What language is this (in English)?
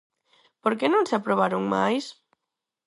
Galician